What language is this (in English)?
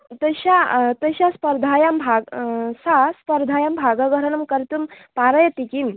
Sanskrit